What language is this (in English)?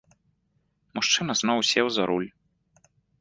Belarusian